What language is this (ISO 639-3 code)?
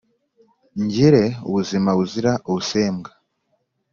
kin